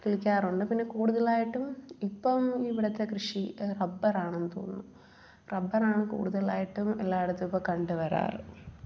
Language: Malayalam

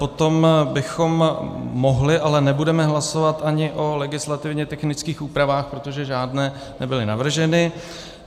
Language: Czech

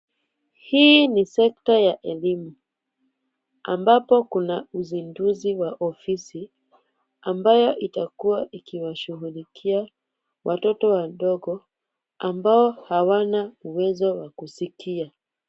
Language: Swahili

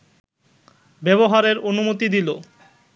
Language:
Bangla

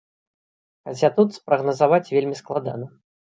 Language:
Belarusian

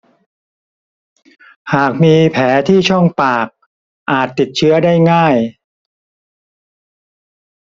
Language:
Thai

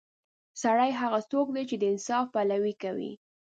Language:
Pashto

